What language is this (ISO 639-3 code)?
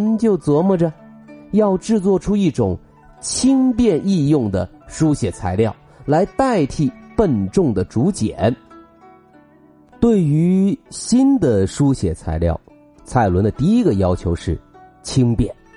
zho